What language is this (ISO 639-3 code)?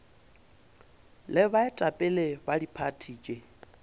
nso